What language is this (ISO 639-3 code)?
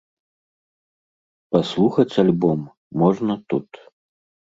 bel